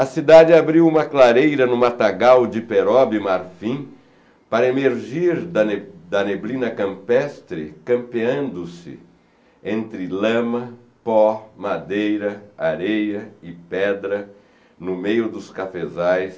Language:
Portuguese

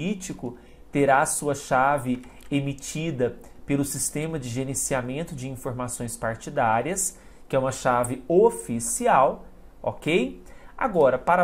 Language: Portuguese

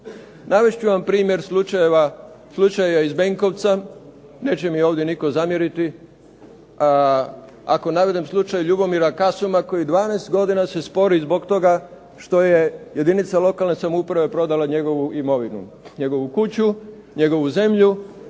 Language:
Croatian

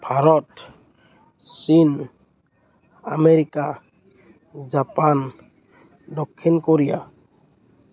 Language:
Assamese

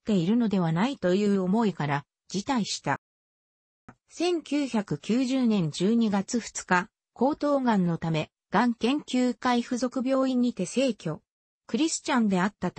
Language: Japanese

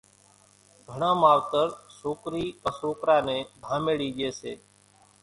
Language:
Kachi Koli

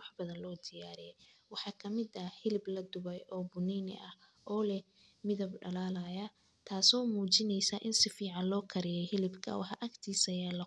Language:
Somali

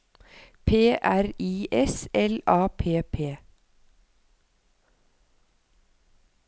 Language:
Norwegian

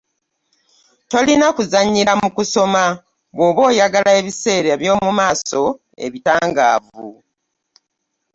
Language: Ganda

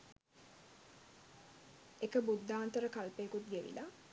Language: Sinhala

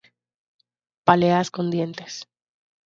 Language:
Spanish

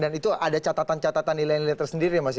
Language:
Indonesian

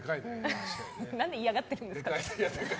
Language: Japanese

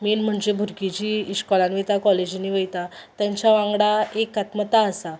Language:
Konkani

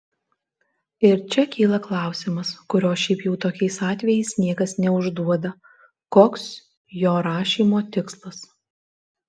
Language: Lithuanian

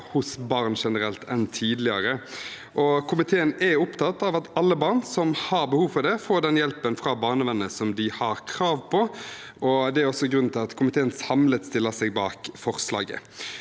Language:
Norwegian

